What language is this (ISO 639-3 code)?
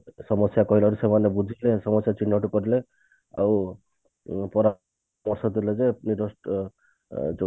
ori